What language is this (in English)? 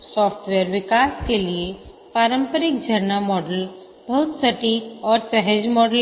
Hindi